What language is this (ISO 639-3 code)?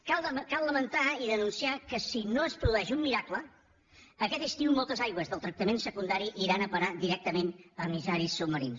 cat